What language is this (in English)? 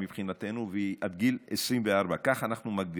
Hebrew